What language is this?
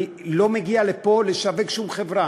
Hebrew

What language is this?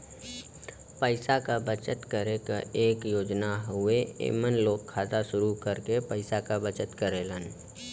Bhojpuri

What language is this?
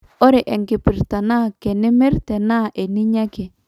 Masai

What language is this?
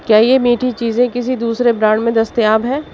Urdu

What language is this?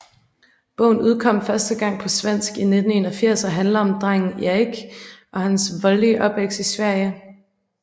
Danish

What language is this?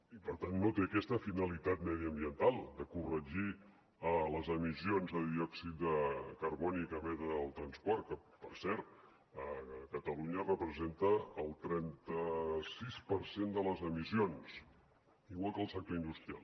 Catalan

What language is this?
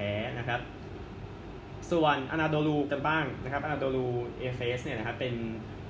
Thai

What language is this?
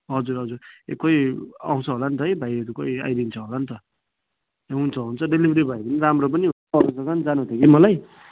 Nepali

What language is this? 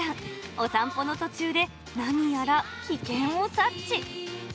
Japanese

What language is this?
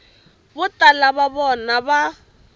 Tsonga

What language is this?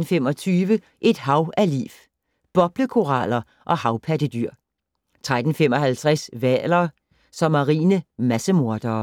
Danish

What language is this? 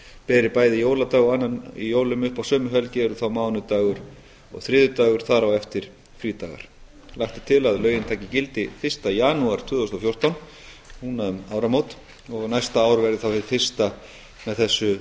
Icelandic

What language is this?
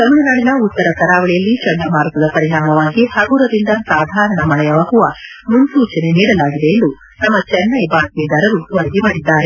Kannada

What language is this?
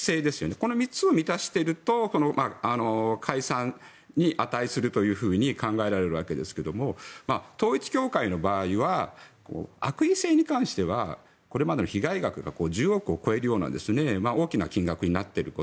Japanese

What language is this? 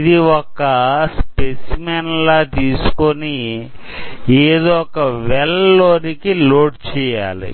Telugu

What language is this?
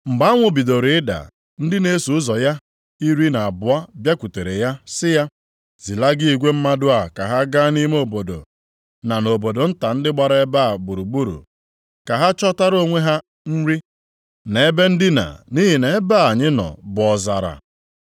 Igbo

